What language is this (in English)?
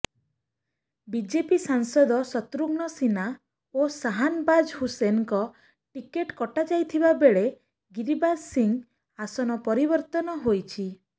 Odia